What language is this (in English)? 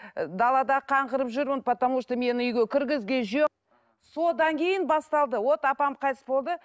Kazakh